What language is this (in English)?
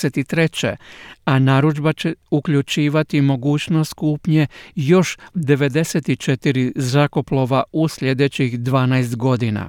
Croatian